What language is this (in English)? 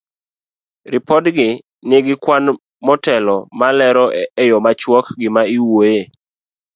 Luo (Kenya and Tanzania)